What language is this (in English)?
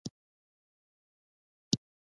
Pashto